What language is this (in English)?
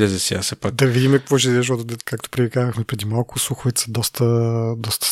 Bulgarian